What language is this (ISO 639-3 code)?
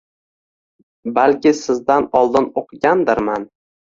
uzb